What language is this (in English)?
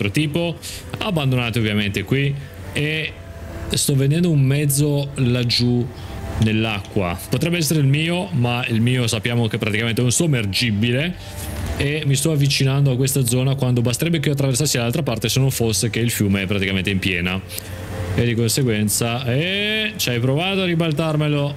Italian